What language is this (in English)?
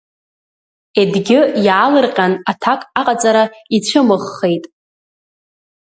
Abkhazian